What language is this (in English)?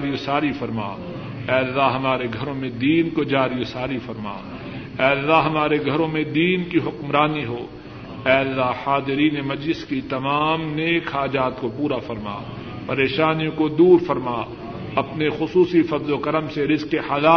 Urdu